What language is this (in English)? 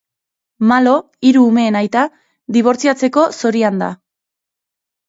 Basque